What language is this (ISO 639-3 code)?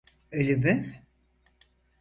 tur